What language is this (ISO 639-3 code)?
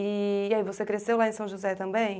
por